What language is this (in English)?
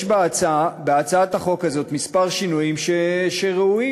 Hebrew